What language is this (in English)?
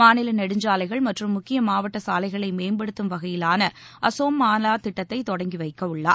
Tamil